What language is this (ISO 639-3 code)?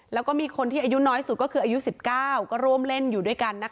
tha